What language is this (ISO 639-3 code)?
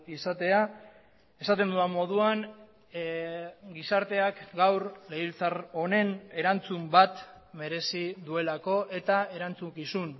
eus